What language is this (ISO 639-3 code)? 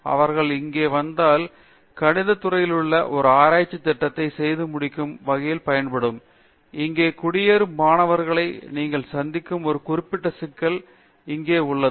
tam